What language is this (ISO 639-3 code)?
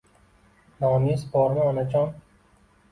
uzb